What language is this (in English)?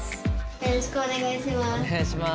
Japanese